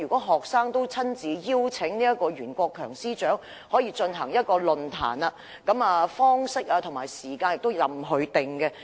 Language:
Cantonese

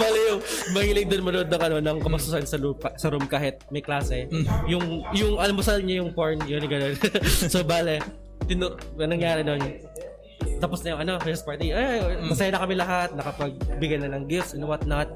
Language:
Filipino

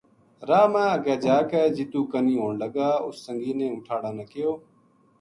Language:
Gujari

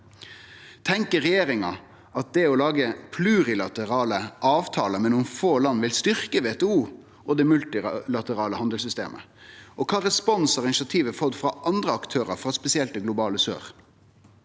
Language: Norwegian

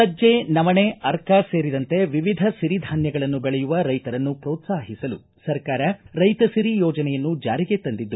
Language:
Kannada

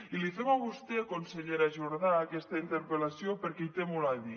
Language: Catalan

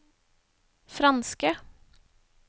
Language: Norwegian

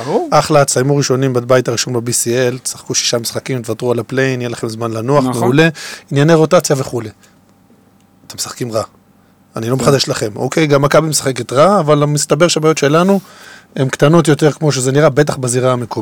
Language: Hebrew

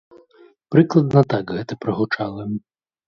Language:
Belarusian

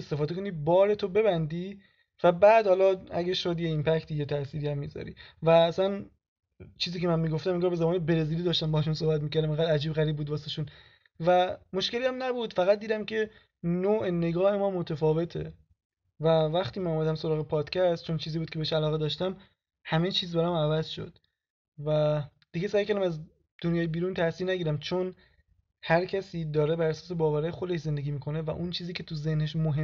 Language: Persian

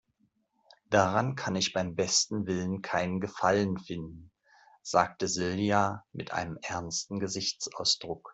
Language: German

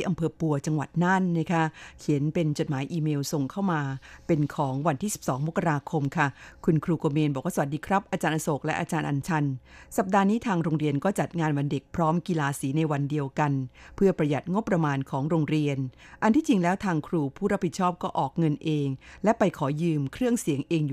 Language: Thai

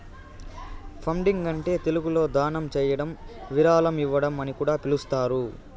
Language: Telugu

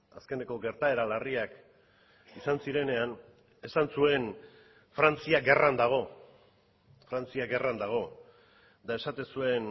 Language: Basque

